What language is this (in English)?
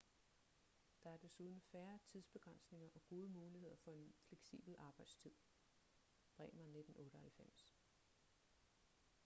Danish